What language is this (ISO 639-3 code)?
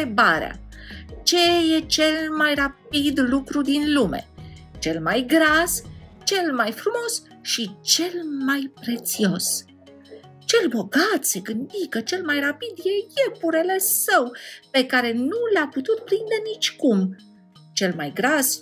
ron